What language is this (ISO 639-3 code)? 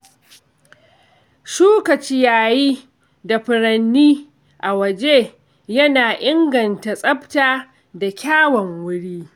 hau